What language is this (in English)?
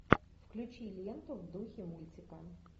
Russian